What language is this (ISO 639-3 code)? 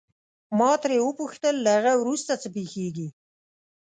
pus